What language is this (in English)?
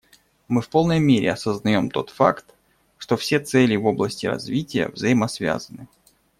Russian